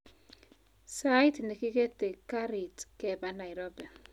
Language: Kalenjin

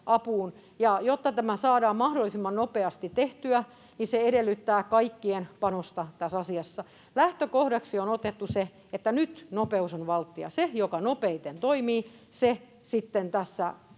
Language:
Finnish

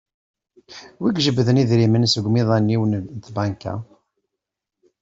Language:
Kabyle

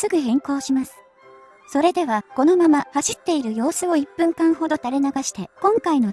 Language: Japanese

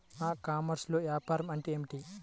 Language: Telugu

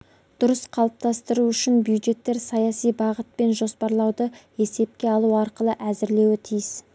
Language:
Kazakh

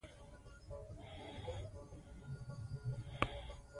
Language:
Pashto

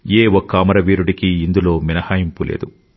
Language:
Telugu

